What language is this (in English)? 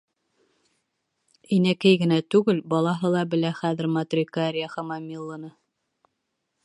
Bashkir